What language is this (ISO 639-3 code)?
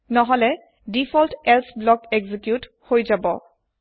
asm